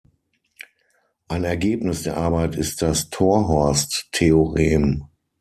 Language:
German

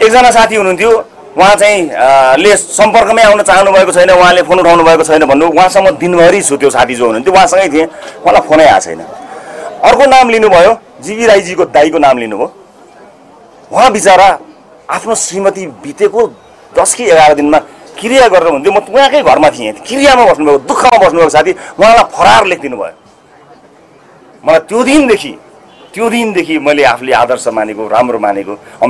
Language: Indonesian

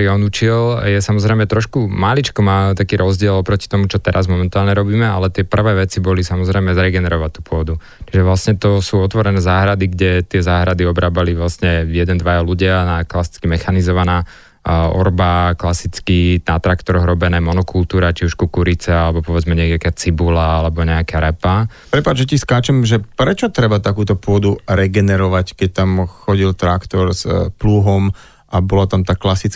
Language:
Slovak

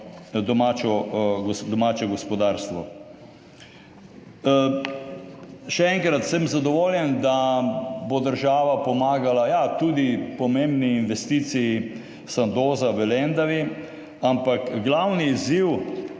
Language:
Slovenian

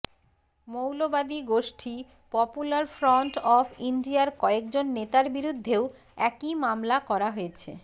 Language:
Bangla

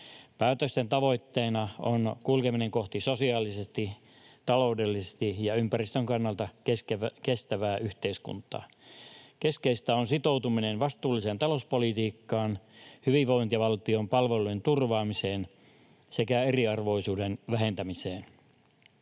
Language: Finnish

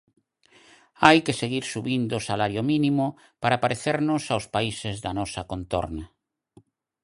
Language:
Galician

